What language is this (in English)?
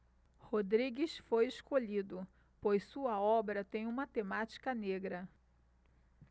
Portuguese